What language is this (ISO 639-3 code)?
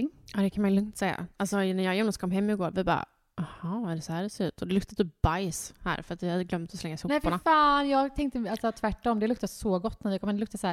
swe